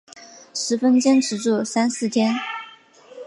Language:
Chinese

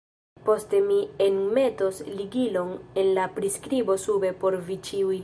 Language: Esperanto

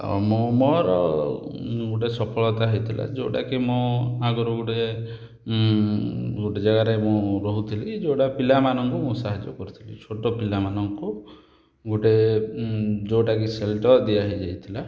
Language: Odia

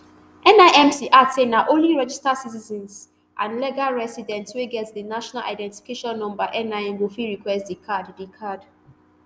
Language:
Nigerian Pidgin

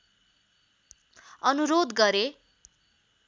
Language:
Nepali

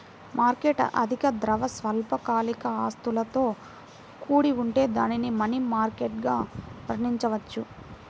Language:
Telugu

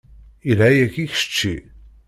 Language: Kabyle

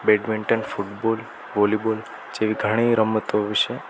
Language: Gujarati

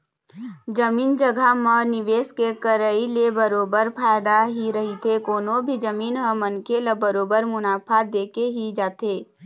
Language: Chhattisgarhi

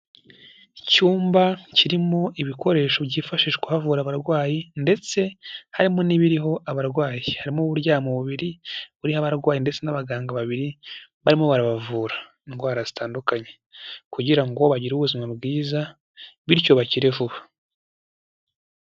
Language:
Kinyarwanda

